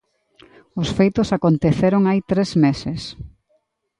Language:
Galician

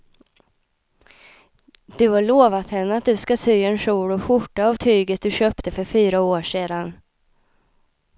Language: Swedish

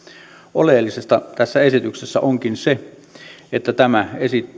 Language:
Finnish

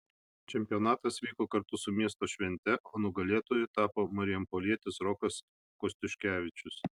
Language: Lithuanian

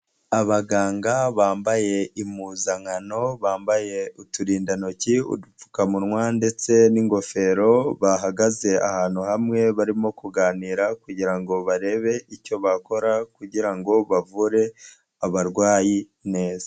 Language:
Kinyarwanda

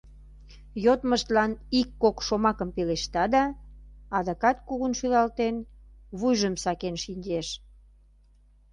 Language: Mari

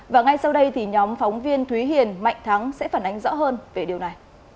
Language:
Vietnamese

